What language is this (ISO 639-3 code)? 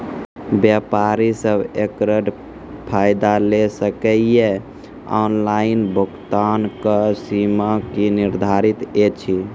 mai